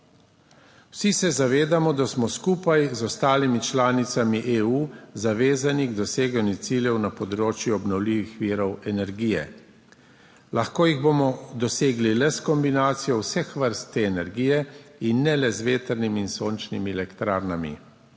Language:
Slovenian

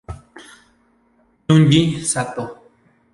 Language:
Spanish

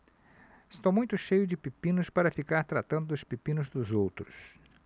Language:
Portuguese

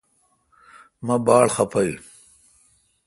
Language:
Kalkoti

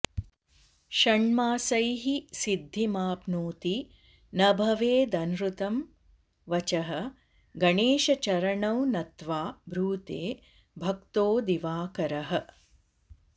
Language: Sanskrit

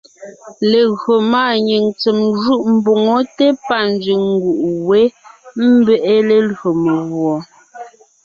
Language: Ngiemboon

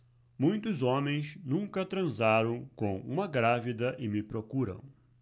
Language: Portuguese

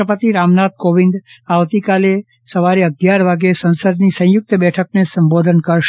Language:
Gujarati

